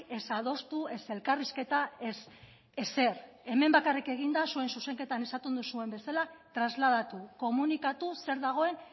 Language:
Basque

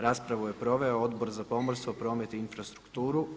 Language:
Croatian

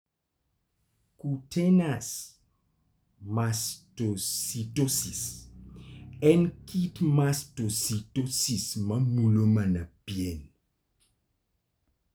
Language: Luo (Kenya and Tanzania)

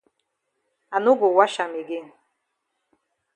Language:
Cameroon Pidgin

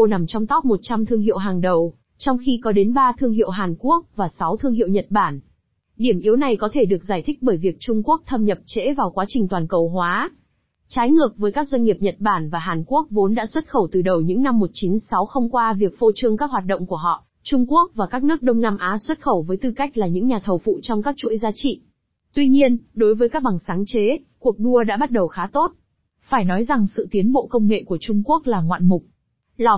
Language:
Vietnamese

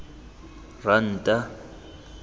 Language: Tswana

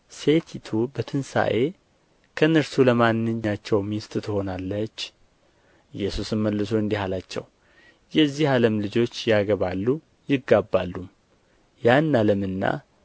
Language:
Amharic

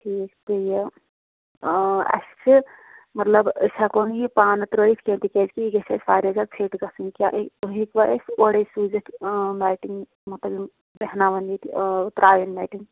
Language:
Kashmiri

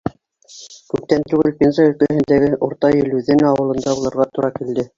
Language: Bashkir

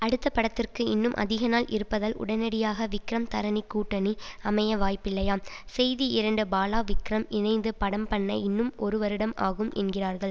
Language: Tamil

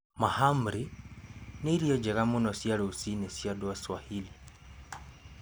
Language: Kikuyu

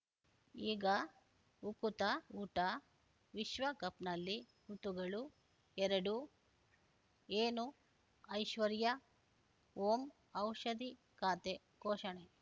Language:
Kannada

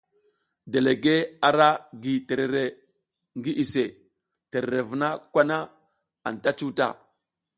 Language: South Giziga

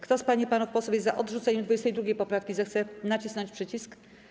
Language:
Polish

